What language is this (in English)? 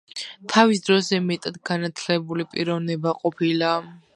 Georgian